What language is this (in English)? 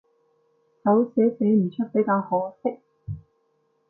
Cantonese